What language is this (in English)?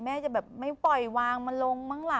Thai